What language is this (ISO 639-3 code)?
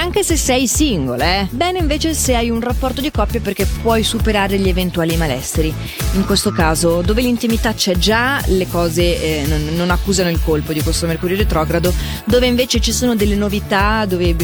ita